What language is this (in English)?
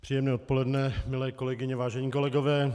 Czech